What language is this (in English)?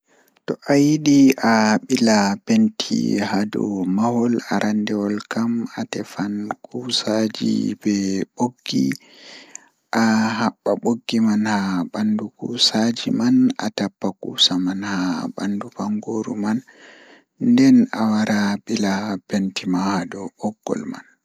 Fula